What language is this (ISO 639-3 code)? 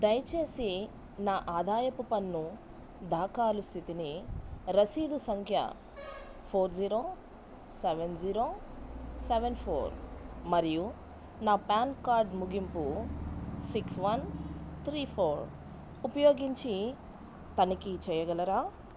tel